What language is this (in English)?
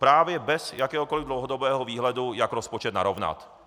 Czech